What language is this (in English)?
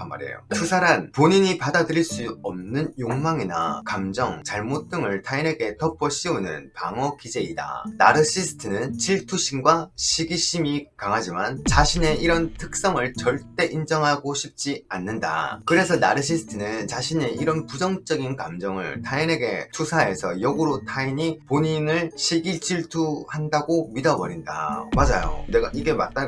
Korean